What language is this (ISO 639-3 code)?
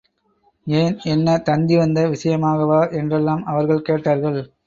tam